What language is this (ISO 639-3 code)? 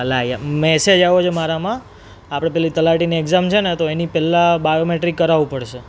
guj